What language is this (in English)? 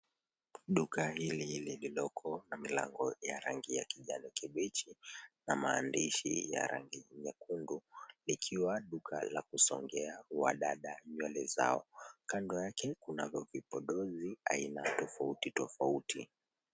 Swahili